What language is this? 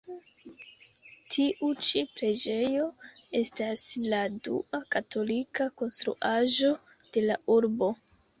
Esperanto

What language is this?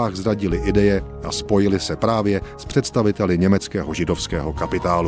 Czech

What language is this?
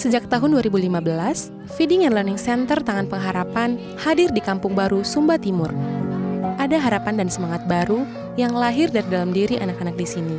Indonesian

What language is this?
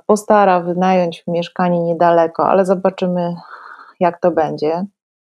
Polish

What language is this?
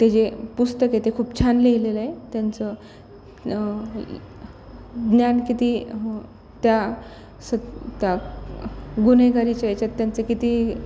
Marathi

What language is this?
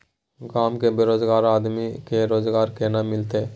Maithili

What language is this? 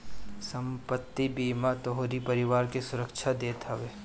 Bhojpuri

